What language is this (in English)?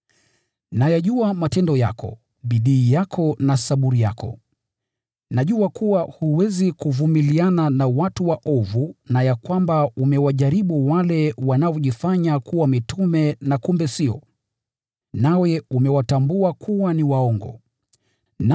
Swahili